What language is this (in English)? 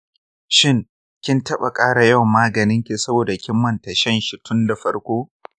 Hausa